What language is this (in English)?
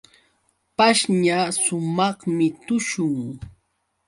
Yauyos Quechua